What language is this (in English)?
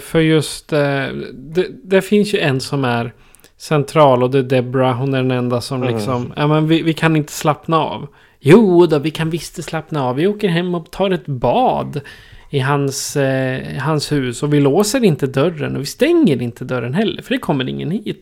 Swedish